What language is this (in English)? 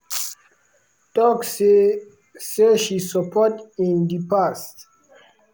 Nigerian Pidgin